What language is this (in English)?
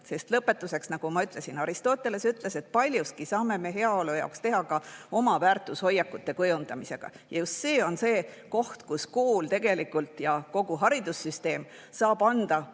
Estonian